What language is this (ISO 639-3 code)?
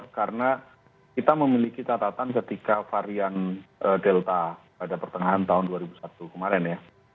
ind